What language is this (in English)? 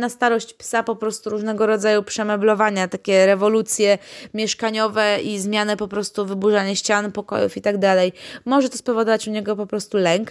Polish